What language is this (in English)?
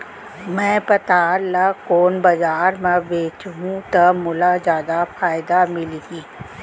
Chhattisgarhi